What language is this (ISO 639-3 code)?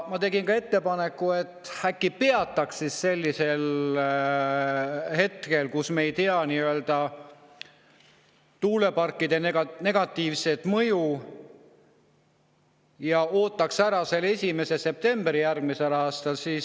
est